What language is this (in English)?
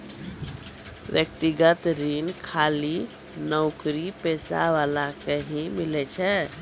Maithili